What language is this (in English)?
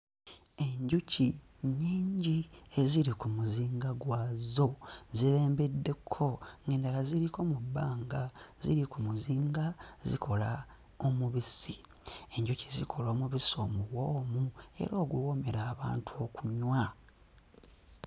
Ganda